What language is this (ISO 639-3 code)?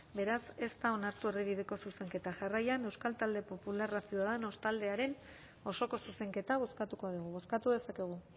eus